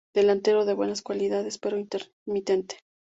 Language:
Spanish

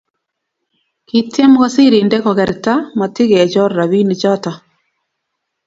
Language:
Kalenjin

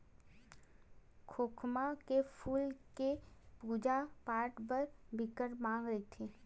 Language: Chhattisgarhi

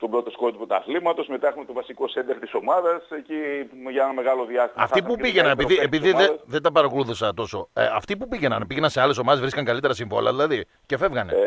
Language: Greek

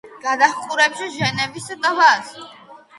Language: Georgian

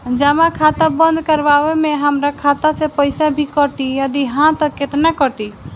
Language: Bhojpuri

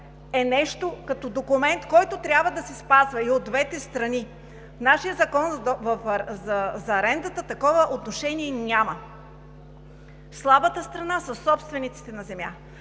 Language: Bulgarian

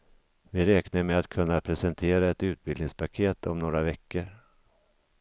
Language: Swedish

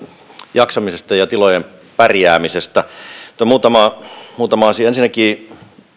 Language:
Finnish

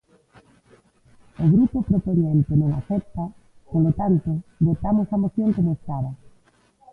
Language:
Galician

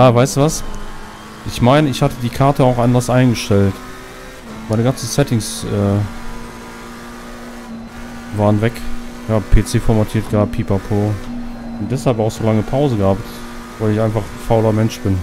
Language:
German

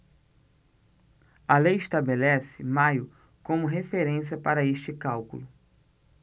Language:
Portuguese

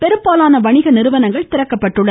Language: Tamil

